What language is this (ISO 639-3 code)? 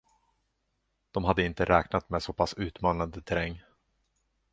swe